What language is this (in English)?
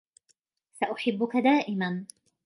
Arabic